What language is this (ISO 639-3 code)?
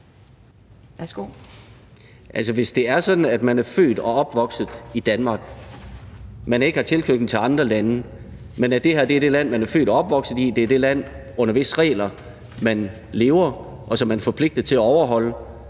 dan